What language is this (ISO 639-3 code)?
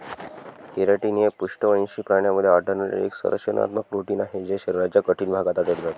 mar